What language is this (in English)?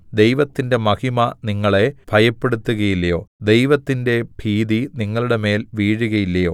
Malayalam